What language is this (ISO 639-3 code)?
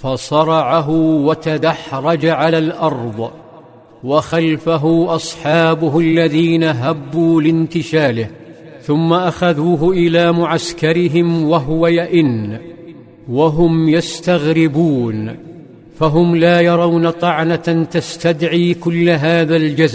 ara